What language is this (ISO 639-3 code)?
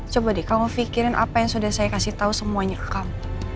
ind